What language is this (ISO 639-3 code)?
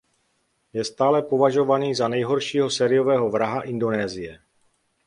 ces